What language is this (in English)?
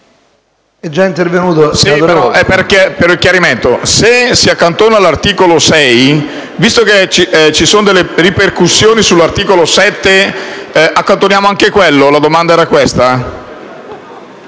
Italian